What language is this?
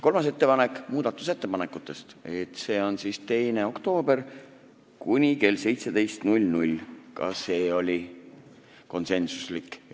Estonian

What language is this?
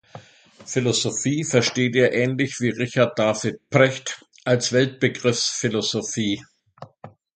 German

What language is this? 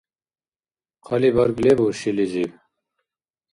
Dargwa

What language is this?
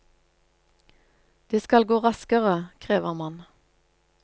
Norwegian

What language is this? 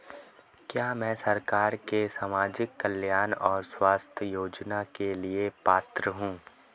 Hindi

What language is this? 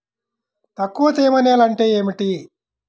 Telugu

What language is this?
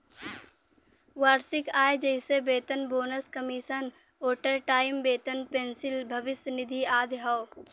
Bhojpuri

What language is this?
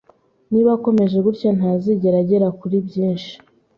Kinyarwanda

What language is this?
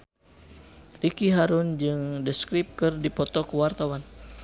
Sundanese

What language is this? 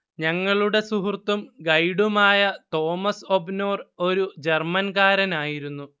Malayalam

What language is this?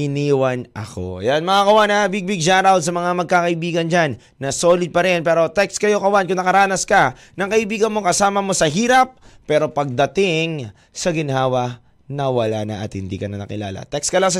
Filipino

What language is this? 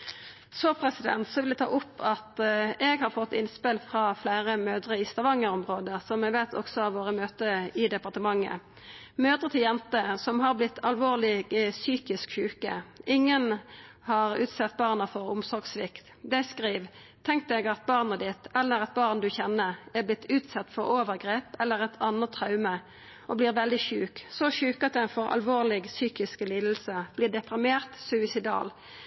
Norwegian Nynorsk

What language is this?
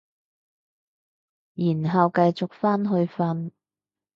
Cantonese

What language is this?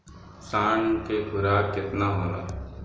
Bhojpuri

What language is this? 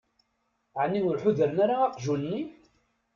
Kabyle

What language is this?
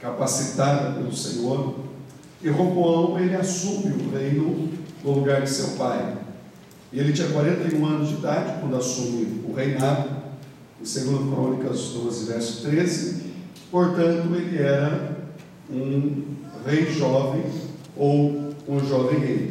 Portuguese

